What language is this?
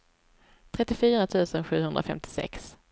Swedish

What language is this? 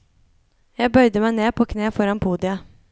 Norwegian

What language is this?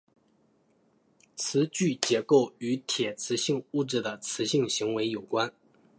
Chinese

